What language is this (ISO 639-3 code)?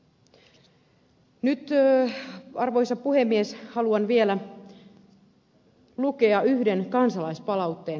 fin